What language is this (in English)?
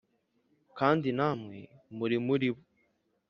Kinyarwanda